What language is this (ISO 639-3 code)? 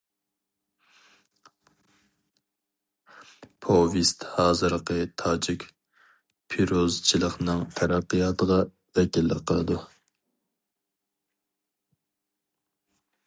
uig